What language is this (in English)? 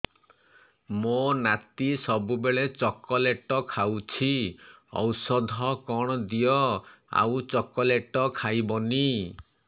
Odia